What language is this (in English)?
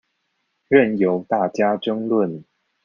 Chinese